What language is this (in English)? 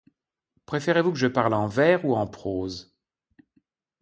French